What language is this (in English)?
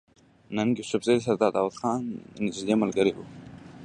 Pashto